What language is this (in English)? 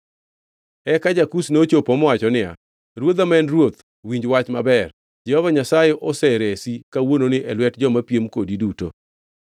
Luo (Kenya and Tanzania)